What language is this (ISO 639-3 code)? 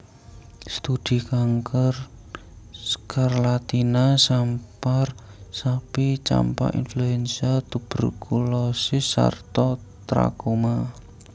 jav